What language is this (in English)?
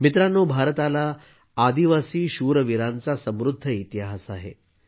Marathi